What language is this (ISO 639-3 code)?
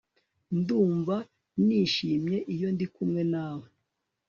kin